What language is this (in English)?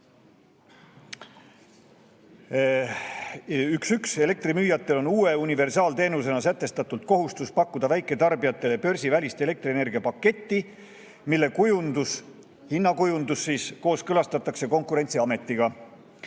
Estonian